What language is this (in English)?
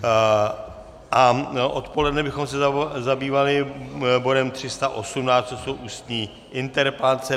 Czech